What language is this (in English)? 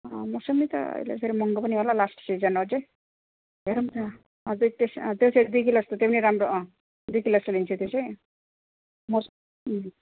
Nepali